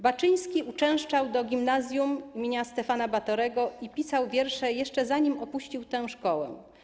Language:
Polish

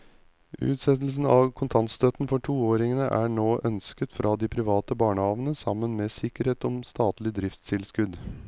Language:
Norwegian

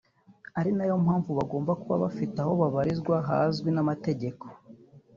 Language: Kinyarwanda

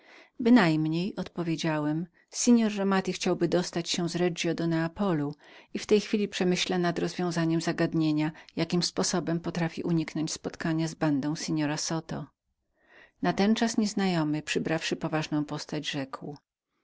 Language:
Polish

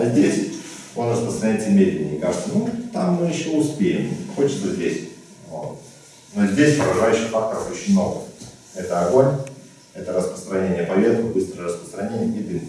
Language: Russian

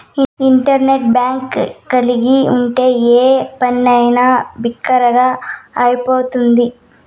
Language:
Telugu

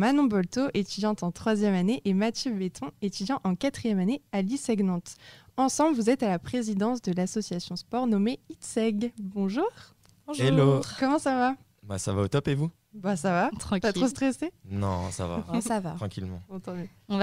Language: French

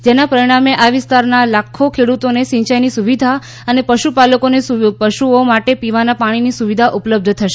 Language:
Gujarati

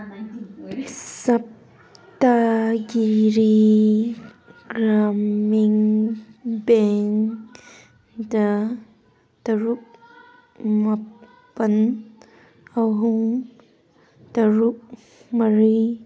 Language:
Manipuri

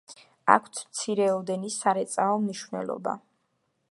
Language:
Georgian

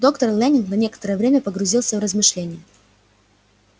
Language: Russian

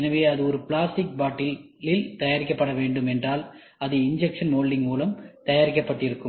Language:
Tamil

